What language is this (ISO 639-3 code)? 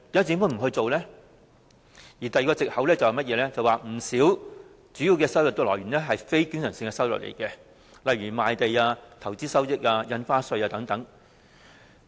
yue